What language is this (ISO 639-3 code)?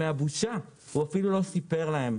heb